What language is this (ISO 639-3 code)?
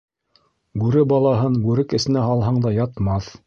bak